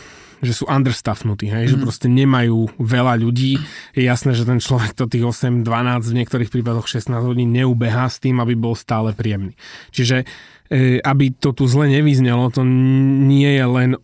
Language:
Slovak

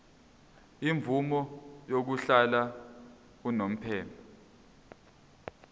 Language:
Zulu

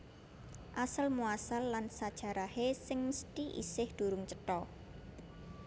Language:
Javanese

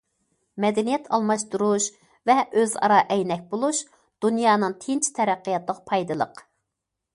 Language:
Uyghur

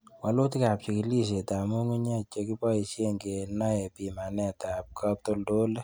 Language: Kalenjin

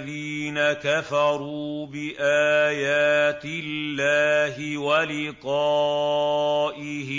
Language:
Arabic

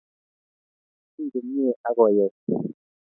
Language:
Kalenjin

